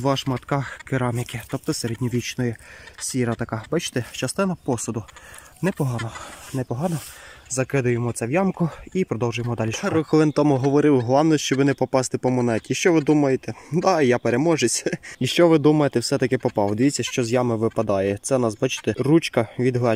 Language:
Ukrainian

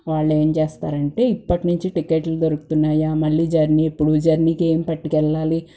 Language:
Telugu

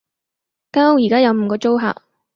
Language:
Cantonese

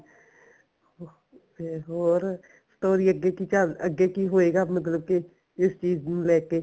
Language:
Punjabi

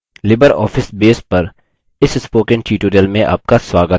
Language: Hindi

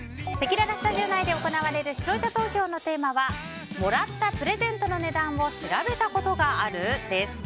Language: Japanese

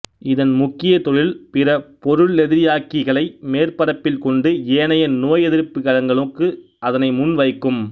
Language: Tamil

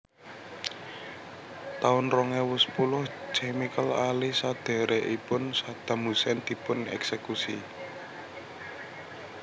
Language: Javanese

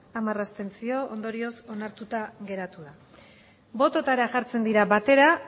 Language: Basque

